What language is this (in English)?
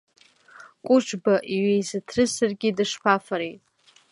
Abkhazian